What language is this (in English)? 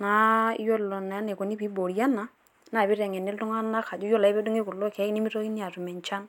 Masai